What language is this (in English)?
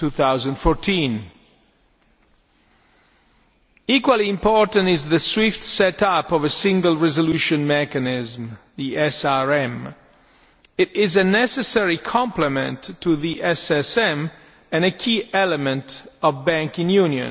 English